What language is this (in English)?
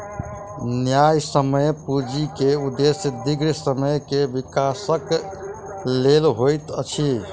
Maithili